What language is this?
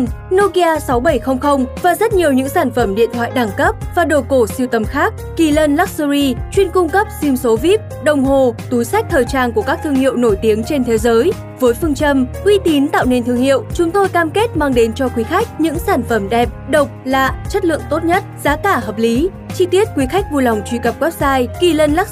Vietnamese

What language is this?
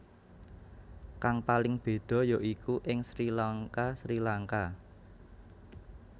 Javanese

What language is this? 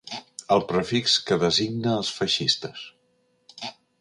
Catalan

